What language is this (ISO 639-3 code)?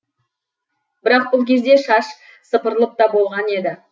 kaz